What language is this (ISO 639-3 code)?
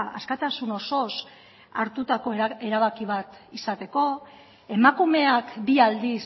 eus